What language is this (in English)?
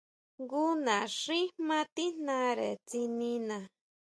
Huautla Mazatec